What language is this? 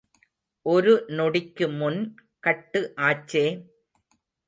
Tamil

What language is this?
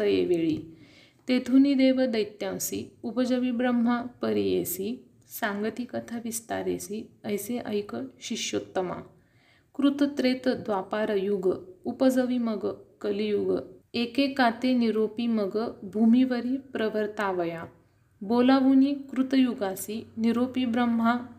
Marathi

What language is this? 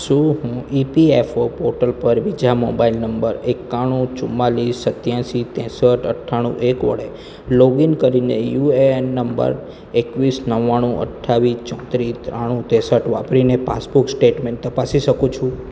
Gujarati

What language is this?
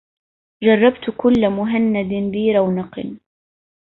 Arabic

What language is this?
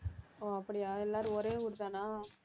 Tamil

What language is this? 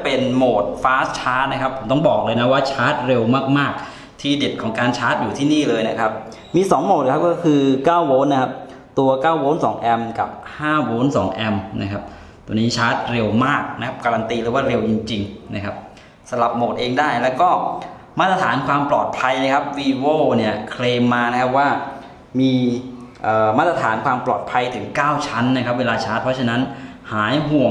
Thai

